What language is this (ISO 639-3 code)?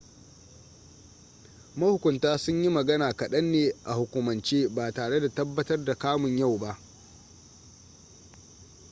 hau